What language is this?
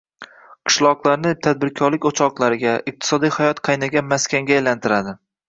Uzbek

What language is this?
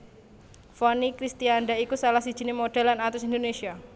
Javanese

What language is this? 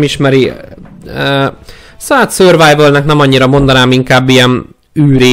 Hungarian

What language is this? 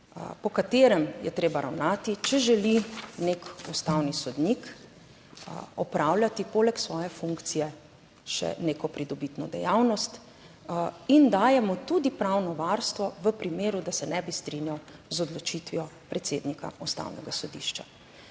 Slovenian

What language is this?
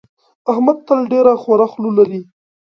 Pashto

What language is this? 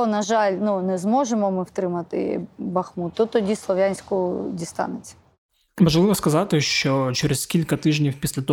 Ukrainian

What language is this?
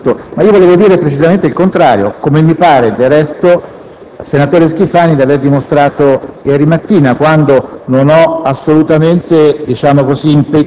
Italian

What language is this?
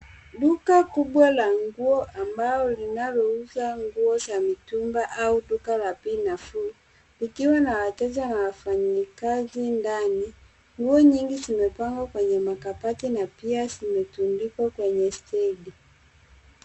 Swahili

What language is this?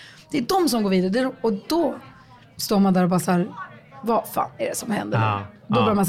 Swedish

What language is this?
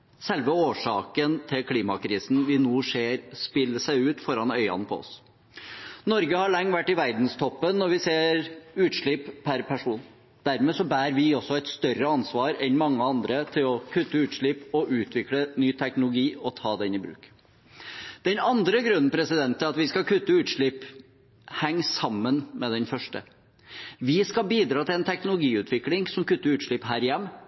Norwegian Bokmål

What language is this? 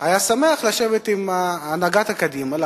Hebrew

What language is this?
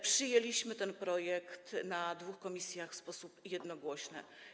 Polish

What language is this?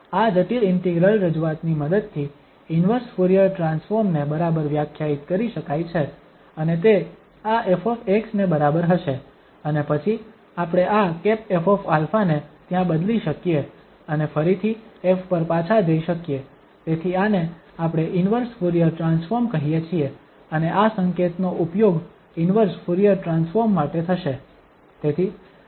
Gujarati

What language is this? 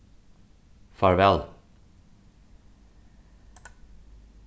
Faroese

